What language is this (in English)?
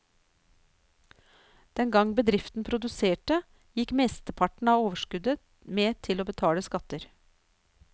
Norwegian